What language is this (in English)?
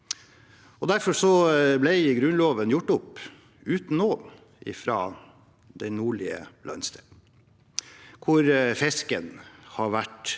Norwegian